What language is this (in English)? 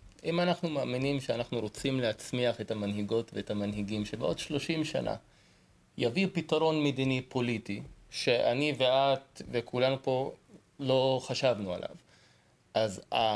Hebrew